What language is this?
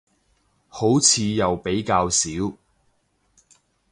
Cantonese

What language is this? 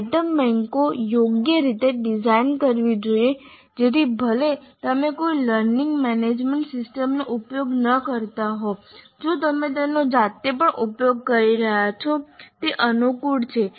Gujarati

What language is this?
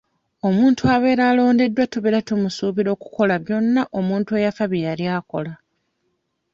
Ganda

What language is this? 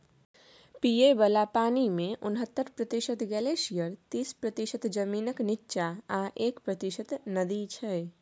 Maithili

